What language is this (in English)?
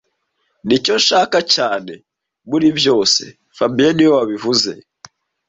Kinyarwanda